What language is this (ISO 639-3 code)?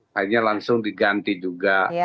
ind